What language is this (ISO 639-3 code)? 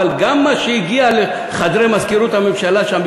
heb